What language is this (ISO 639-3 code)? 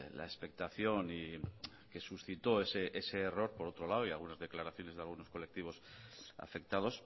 spa